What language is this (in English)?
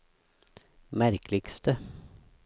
Norwegian